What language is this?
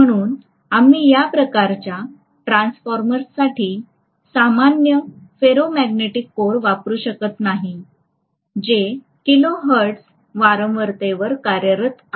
Marathi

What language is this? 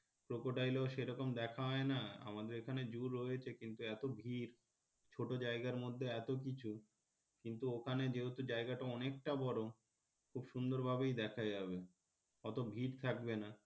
Bangla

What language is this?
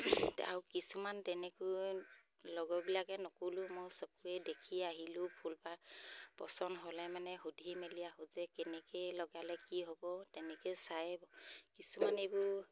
Assamese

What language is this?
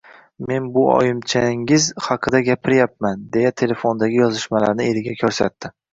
Uzbek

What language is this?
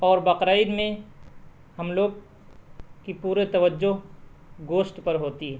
Urdu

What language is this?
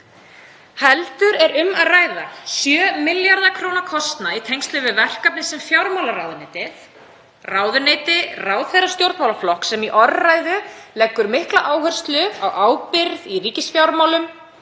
Icelandic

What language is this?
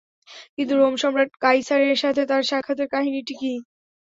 Bangla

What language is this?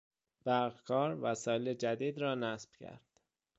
Persian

